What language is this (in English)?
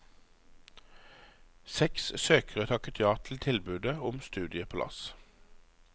Norwegian